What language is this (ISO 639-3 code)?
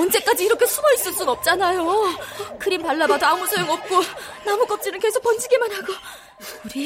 kor